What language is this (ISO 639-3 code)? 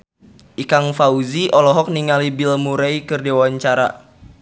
sun